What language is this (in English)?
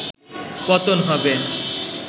Bangla